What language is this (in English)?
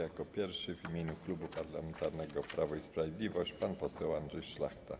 Polish